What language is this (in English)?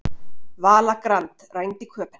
Icelandic